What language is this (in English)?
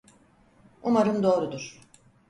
Turkish